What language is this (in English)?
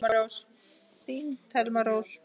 Icelandic